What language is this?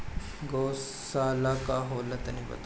Bhojpuri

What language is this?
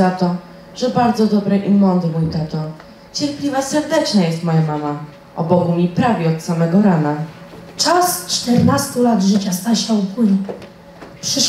Polish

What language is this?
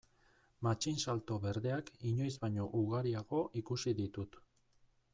Basque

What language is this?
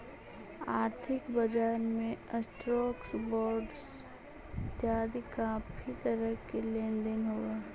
Magahi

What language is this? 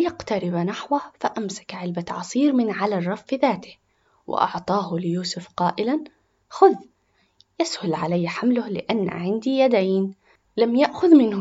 Arabic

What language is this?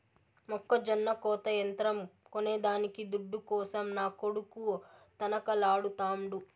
Telugu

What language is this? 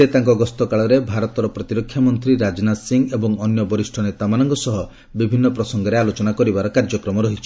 Odia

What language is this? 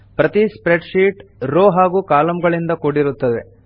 Kannada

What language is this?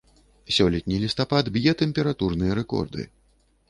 Belarusian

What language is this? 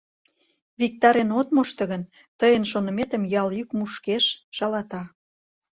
Mari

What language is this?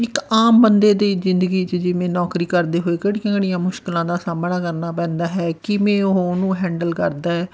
Punjabi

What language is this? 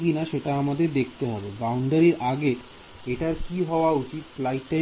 Bangla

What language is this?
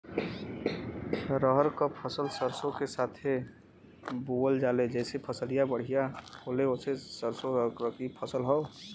Bhojpuri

